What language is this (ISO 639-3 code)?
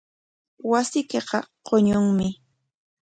qwa